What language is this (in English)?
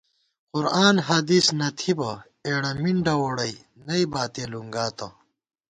Gawar-Bati